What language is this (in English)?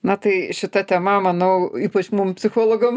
Lithuanian